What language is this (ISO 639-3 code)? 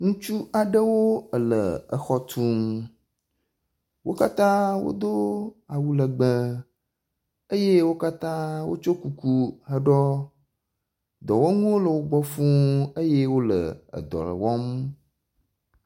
ewe